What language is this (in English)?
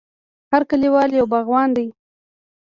Pashto